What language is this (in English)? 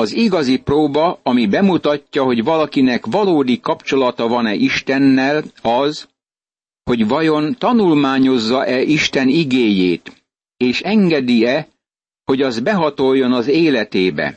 Hungarian